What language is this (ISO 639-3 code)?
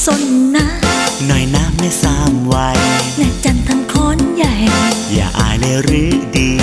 tha